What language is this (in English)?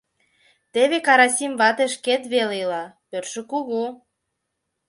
Mari